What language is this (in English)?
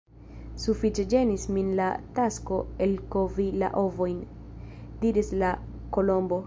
Esperanto